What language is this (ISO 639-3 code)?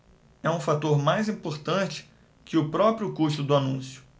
por